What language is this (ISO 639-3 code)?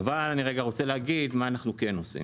heb